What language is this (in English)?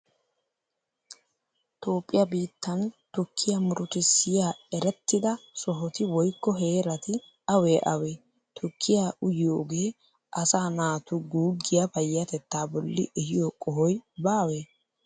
Wolaytta